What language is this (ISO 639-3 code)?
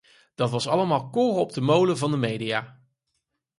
nld